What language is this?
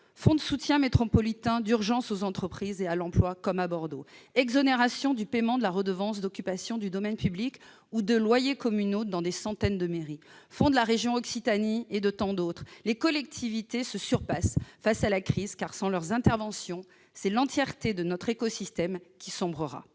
French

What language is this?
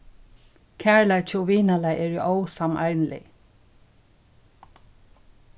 Faroese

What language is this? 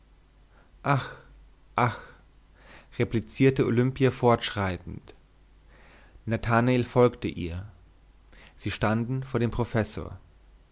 German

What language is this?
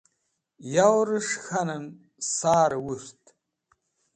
Wakhi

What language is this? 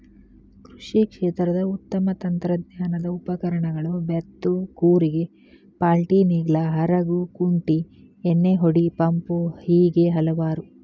Kannada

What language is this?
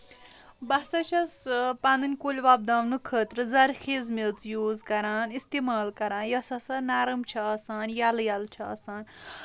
Kashmiri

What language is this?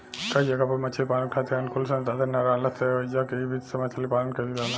Bhojpuri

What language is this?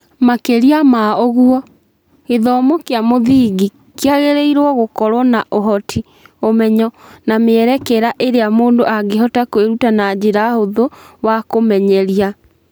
Kikuyu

